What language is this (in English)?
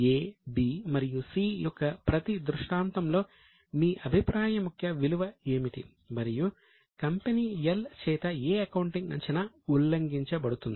Telugu